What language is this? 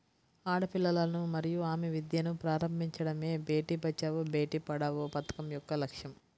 Telugu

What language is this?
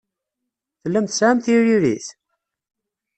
Kabyle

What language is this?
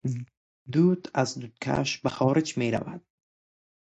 Persian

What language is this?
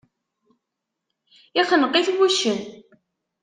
Kabyle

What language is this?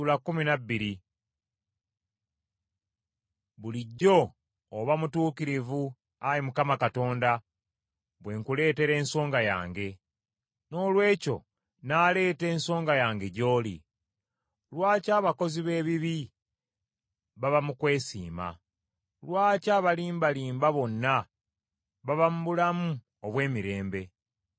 Ganda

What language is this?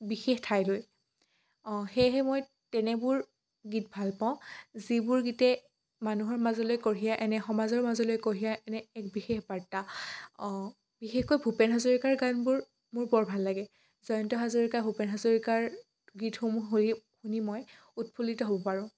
Assamese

